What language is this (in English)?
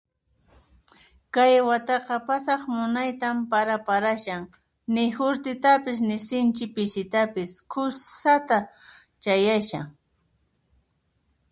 Puno Quechua